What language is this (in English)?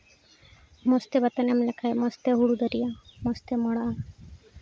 Santali